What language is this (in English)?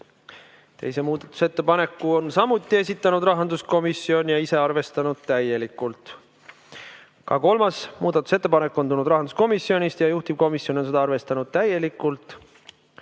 Estonian